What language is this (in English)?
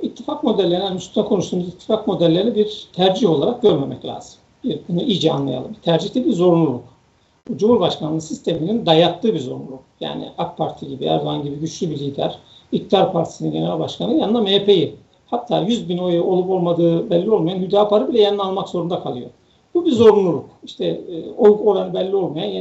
Turkish